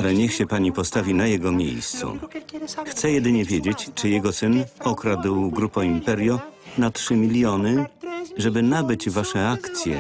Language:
Polish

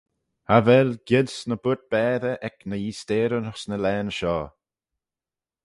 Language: Manx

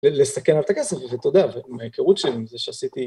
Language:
Hebrew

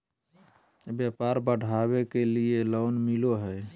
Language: Magahi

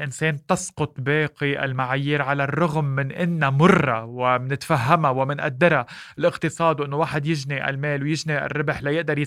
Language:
Arabic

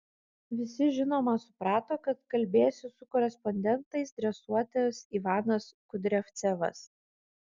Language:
Lithuanian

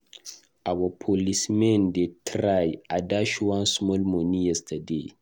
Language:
Nigerian Pidgin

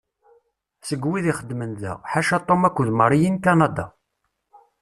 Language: Kabyle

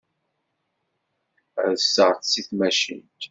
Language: Kabyle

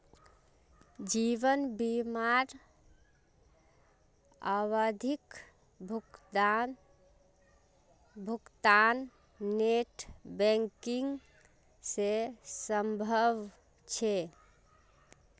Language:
Magahi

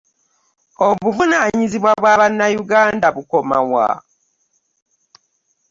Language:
Ganda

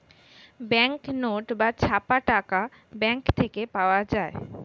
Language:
Bangla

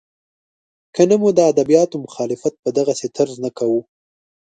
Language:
Pashto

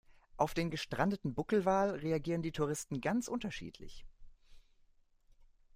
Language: German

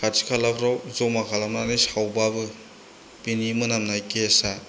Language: Bodo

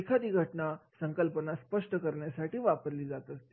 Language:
Marathi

